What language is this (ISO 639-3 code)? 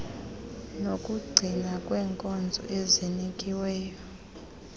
xho